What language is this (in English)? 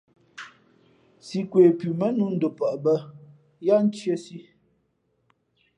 Fe'fe'